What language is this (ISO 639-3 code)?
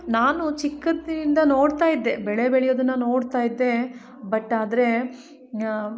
kan